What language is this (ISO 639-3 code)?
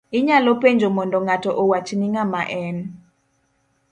luo